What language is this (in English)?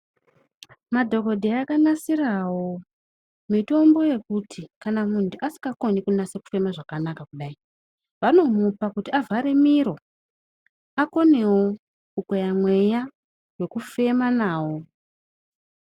Ndau